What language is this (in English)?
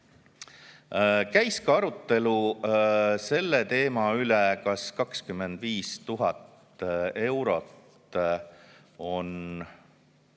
Estonian